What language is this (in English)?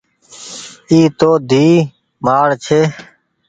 Goaria